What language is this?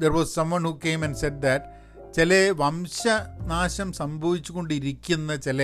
Malayalam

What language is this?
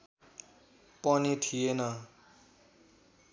Nepali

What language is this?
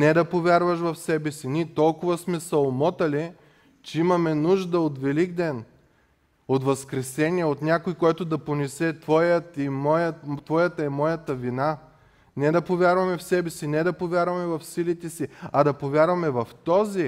Bulgarian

